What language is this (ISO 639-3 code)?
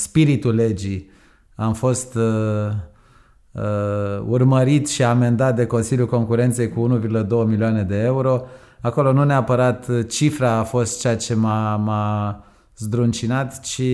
ron